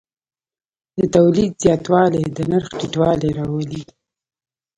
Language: Pashto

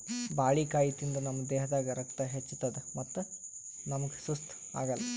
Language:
Kannada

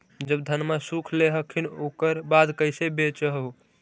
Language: Magahi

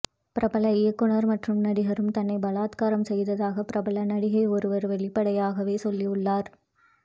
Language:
Tamil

